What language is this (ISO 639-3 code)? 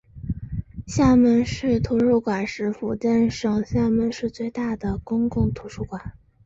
zho